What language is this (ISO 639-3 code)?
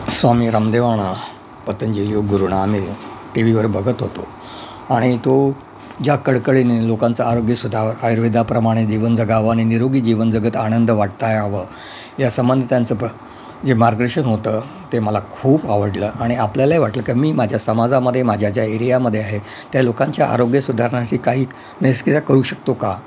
mar